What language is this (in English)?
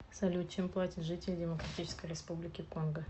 Russian